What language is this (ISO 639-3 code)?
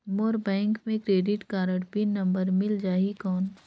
hne